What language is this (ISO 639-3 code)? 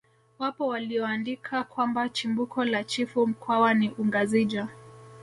swa